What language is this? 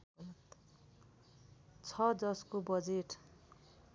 Nepali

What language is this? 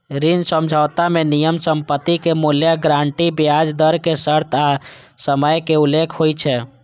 Maithili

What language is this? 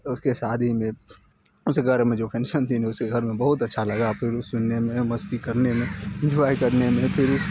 Urdu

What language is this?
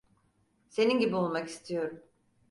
Turkish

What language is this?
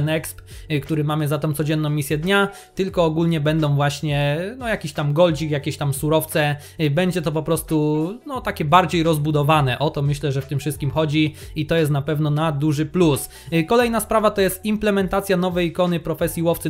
Polish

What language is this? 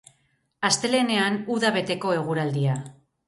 Basque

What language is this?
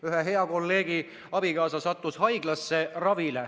Estonian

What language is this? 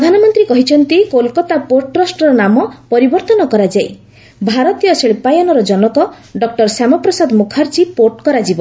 Odia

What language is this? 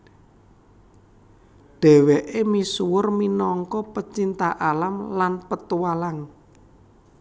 Javanese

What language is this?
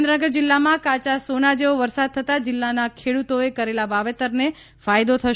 Gujarati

